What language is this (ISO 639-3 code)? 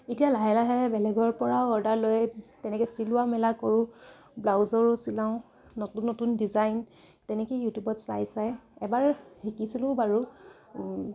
asm